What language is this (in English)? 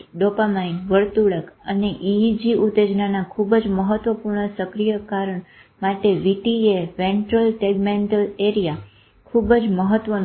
Gujarati